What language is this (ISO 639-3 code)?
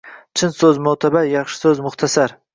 uzb